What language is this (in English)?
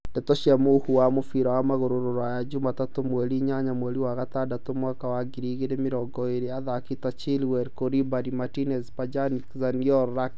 Kikuyu